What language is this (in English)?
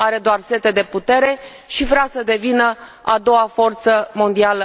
Romanian